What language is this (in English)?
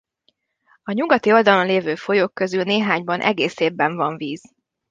Hungarian